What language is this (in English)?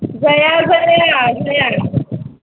Bodo